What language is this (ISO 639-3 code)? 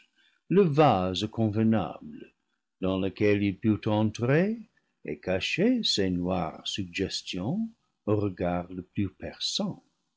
fra